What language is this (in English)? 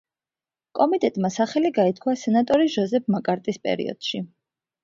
Georgian